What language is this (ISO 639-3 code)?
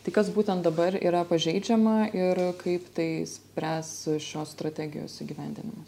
lit